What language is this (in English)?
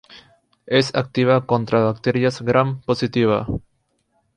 Spanish